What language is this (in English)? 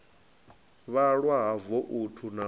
Venda